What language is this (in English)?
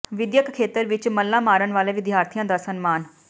Punjabi